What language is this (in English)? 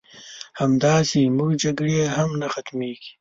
Pashto